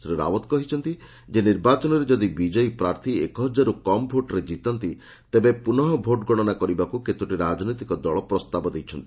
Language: Odia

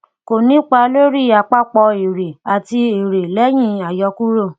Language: Yoruba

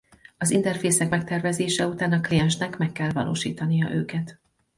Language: Hungarian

